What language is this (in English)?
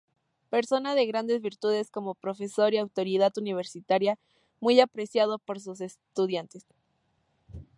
Spanish